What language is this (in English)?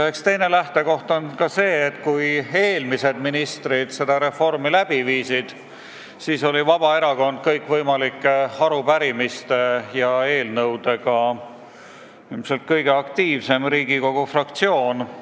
Estonian